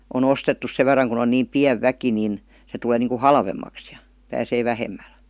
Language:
Finnish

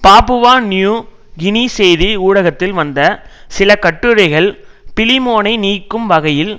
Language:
Tamil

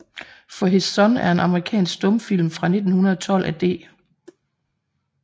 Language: Danish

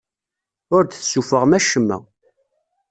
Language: Kabyle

